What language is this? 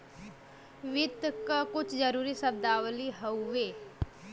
Bhojpuri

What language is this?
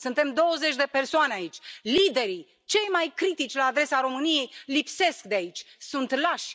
Romanian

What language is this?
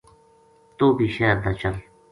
Gujari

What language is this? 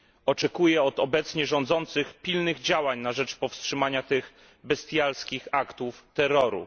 Polish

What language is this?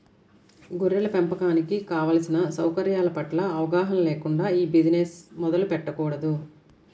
Telugu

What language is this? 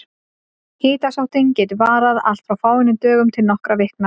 Icelandic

